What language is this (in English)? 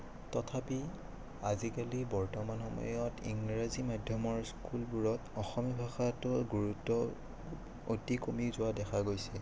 Assamese